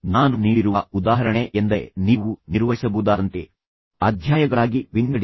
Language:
Kannada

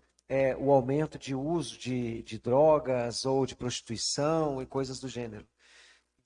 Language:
Portuguese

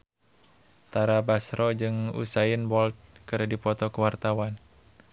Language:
Sundanese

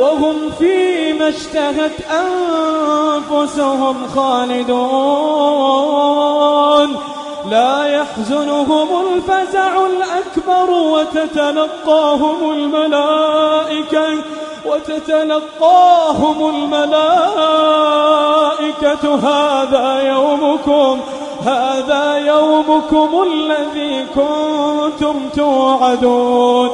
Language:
Arabic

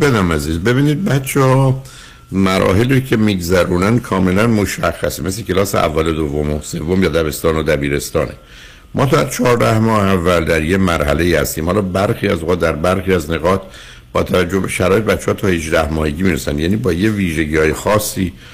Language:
Persian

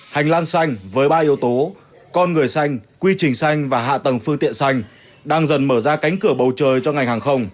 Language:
Vietnamese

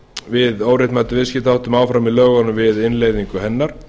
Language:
Icelandic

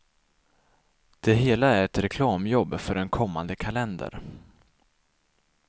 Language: Swedish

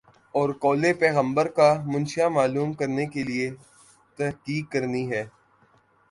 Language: Urdu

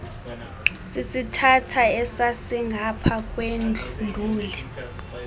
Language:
Xhosa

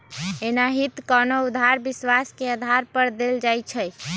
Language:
Magahi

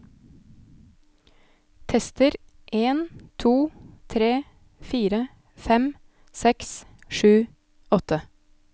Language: Norwegian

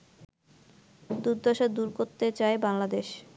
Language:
Bangla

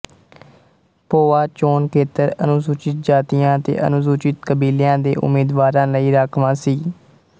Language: Punjabi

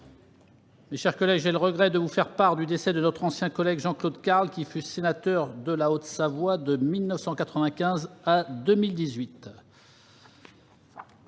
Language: French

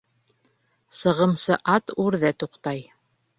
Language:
Bashkir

